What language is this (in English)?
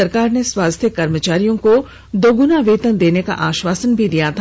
Hindi